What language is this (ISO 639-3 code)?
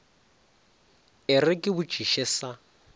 nso